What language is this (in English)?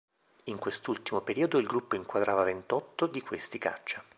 Italian